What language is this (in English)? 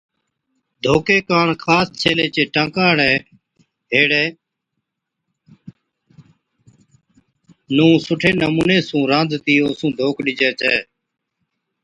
Od